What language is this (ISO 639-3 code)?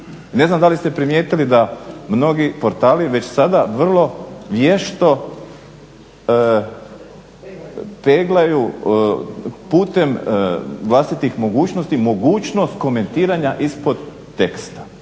hrv